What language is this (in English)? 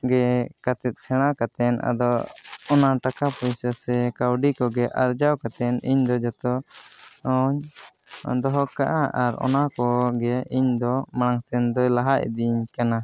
Santali